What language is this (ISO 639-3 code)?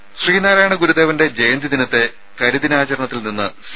mal